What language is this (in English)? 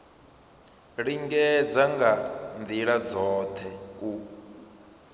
Venda